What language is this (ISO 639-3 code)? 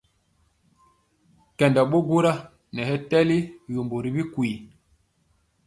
mcx